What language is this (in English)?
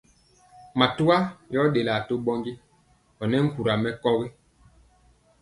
Mpiemo